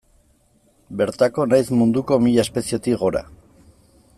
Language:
Basque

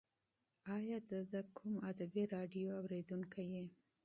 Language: Pashto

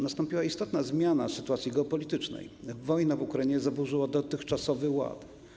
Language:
Polish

